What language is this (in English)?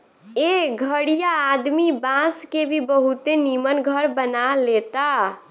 Bhojpuri